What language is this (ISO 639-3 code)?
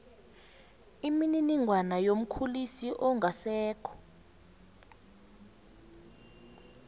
nbl